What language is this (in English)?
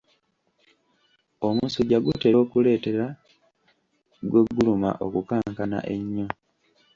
Ganda